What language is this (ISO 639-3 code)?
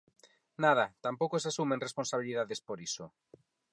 glg